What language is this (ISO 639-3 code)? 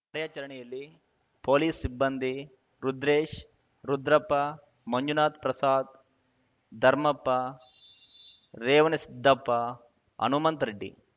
kan